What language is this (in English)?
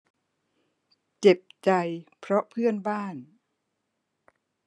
Thai